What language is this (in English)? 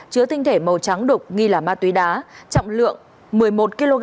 Vietnamese